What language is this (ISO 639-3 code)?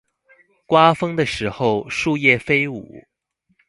zho